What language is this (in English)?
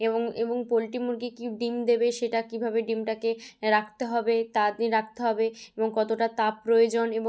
Bangla